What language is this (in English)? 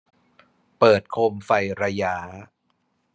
Thai